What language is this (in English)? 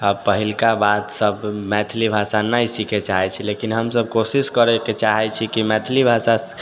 Maithili